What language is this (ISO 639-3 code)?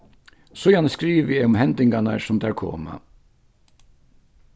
fao